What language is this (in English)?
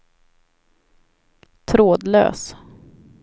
Swedish